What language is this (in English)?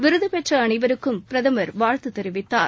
Tamil